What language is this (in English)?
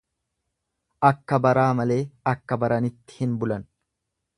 Oromo